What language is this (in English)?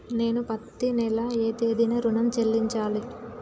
Telugu